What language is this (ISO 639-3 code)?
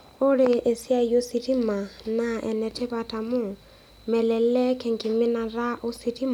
mas